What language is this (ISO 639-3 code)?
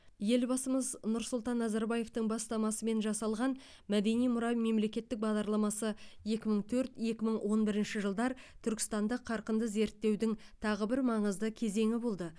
kaz